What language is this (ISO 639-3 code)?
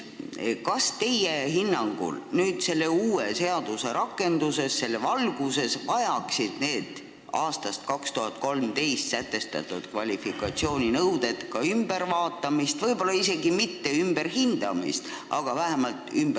est